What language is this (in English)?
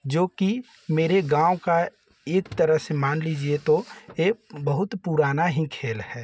Hindi